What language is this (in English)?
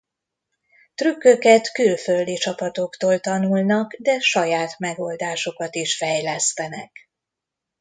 Hungarian